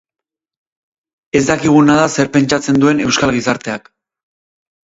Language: Basque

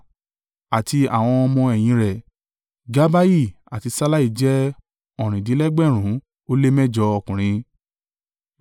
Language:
Yoruba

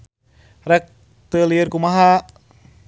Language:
Sundanese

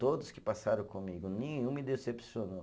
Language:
Portuguese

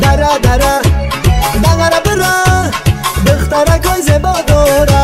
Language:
Indonesian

